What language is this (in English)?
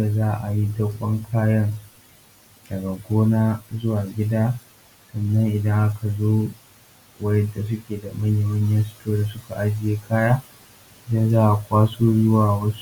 Hausa